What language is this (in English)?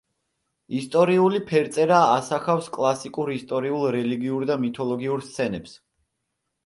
Georgian